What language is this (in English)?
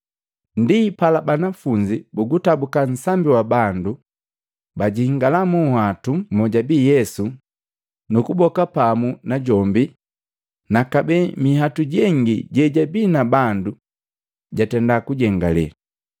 Matengo